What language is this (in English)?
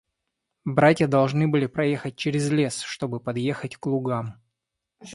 Russian